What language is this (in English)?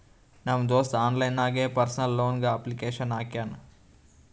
Kannada